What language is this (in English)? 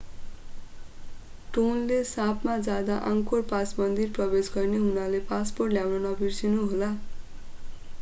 Nepali